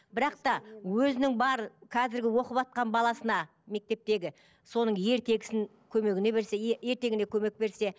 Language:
Kazakh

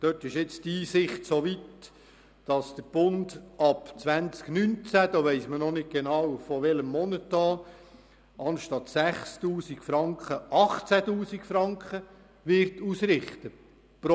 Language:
Swiss German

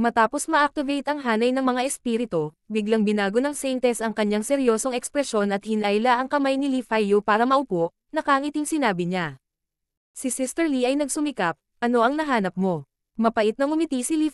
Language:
Filipino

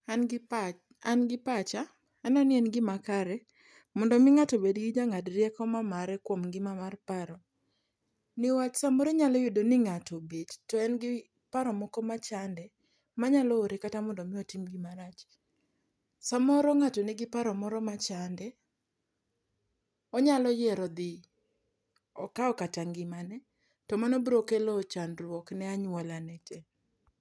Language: Luo (Kenya and Tanzania)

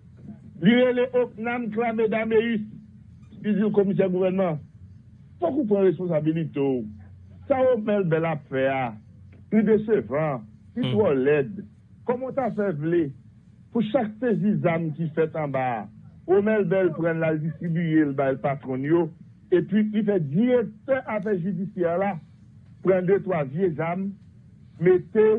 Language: French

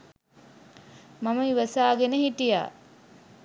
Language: Sinhala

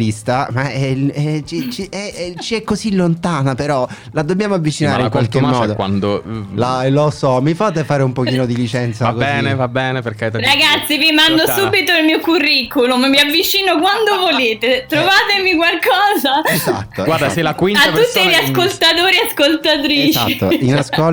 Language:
Italian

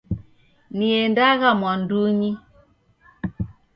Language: Taita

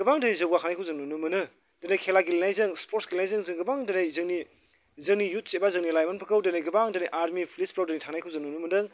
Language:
Bodo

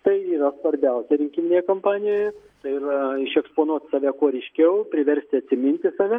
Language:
Lithuanian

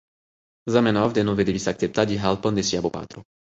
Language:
Esperanto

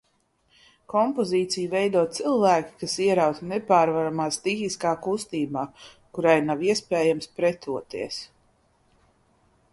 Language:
Latvian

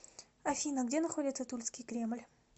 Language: Russian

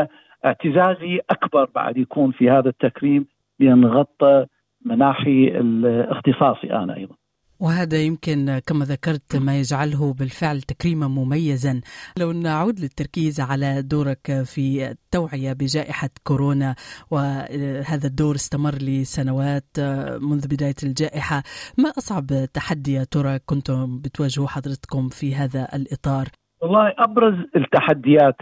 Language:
Arabic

